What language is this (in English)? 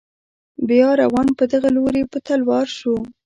Pashto